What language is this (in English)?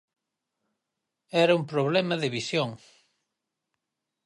Galician